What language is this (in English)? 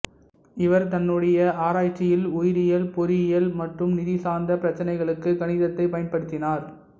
Tamil